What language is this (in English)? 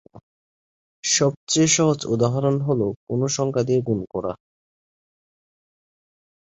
Bangla